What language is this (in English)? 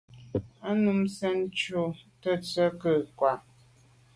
Medumba